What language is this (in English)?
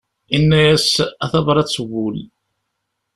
Kabyle